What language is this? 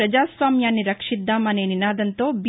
Telugu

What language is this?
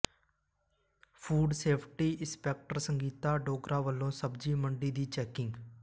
Punjabi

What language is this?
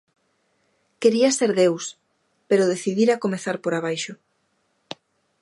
Galician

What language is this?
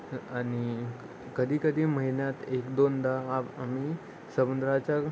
Marathi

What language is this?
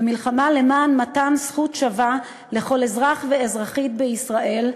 Hebrew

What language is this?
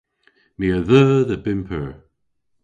Cornish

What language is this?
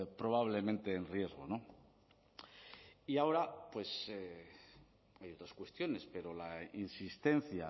Spanish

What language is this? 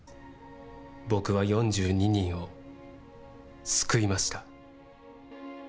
Japanese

